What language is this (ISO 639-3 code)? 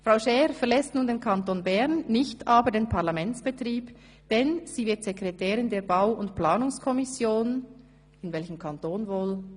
gsw